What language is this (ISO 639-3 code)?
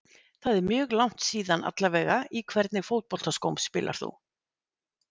isl